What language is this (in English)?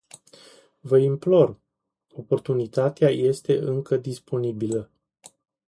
Romanian